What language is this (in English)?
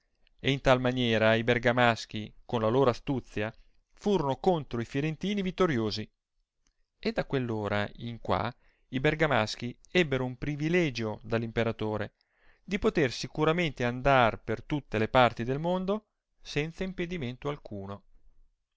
Italian